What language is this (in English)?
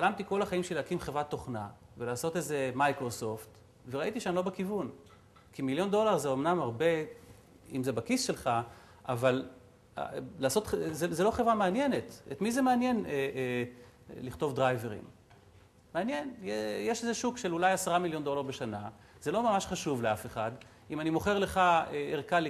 Hebrew